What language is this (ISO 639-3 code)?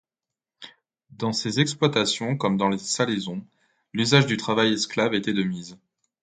fra